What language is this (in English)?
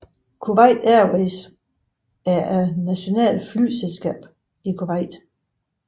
Danish